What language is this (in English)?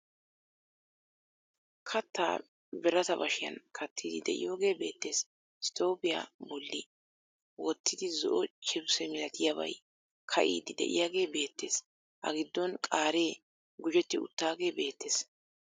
Wolaytta